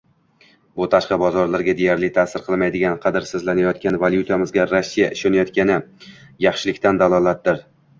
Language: Uzbek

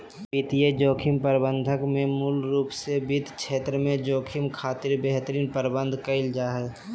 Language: Magahi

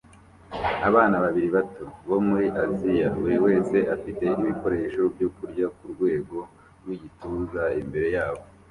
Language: Kinyarwanda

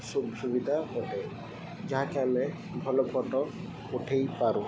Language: Odia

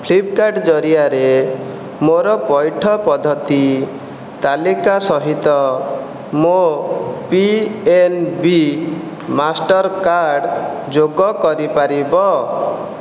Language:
Odia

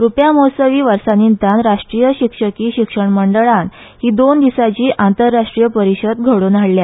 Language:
Konkani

